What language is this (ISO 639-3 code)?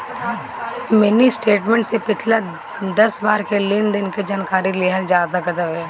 bho